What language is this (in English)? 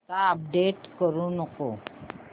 Marathi